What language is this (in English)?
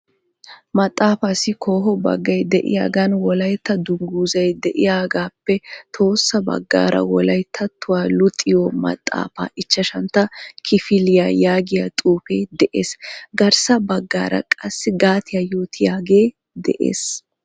Wolaytta